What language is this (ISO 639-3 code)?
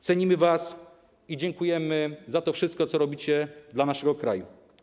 pol